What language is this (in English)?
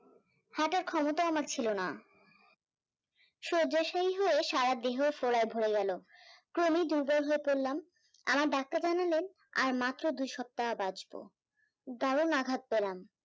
Bangla